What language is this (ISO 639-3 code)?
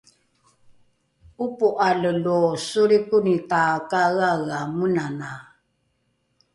dru